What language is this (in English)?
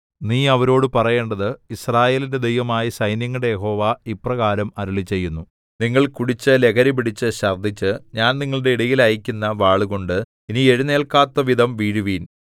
Malayalam